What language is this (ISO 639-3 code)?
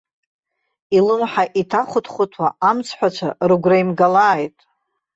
abk